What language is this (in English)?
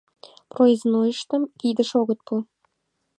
Mari